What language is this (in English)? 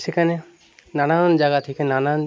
Bangla